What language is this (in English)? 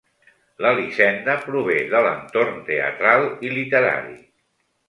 Catalan